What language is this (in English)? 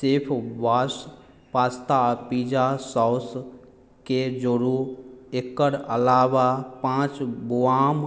Maithili